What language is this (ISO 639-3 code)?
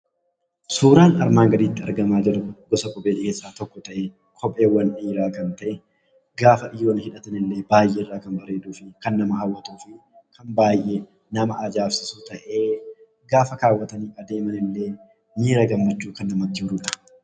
orm